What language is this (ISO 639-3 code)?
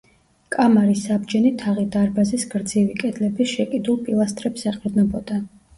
kat